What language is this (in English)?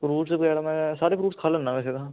Punjabi